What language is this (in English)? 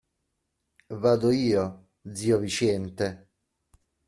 Italian